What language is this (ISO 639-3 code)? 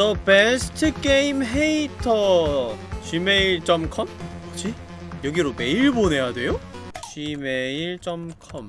kor